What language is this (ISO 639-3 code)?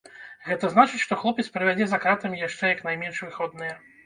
bel